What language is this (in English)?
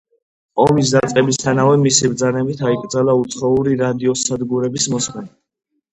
Georgian